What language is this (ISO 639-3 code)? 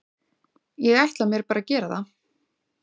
isl